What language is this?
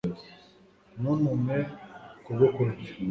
Kinyarwanda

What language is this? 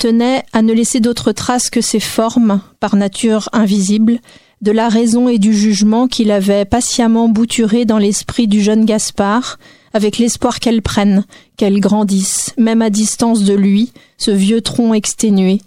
French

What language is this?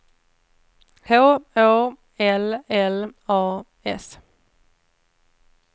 Swedish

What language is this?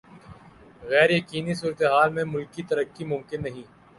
Urdu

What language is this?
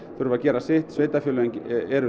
Icelandic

